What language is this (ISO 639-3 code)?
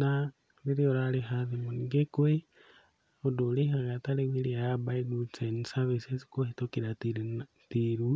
kik